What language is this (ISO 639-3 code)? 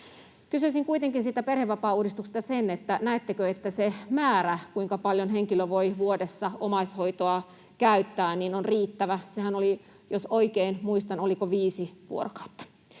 fin